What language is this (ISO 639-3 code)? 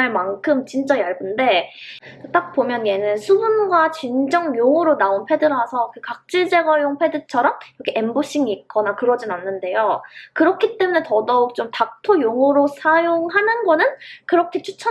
kor